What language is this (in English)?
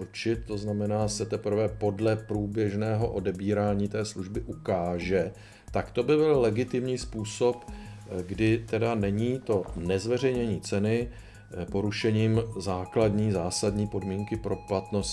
Czech